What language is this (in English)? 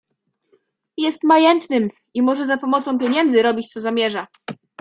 Polish